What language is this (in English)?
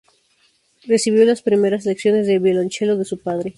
Spanish